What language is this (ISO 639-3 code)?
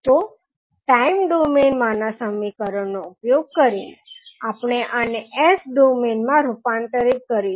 guj